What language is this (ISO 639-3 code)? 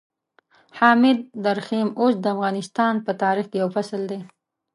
pus